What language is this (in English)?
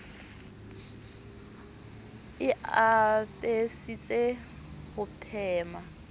Southern Sotho